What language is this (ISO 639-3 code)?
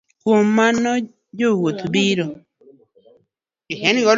luo